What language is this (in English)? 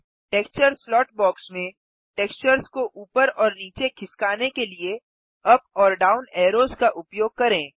Hindi